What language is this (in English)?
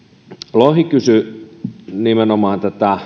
Finnish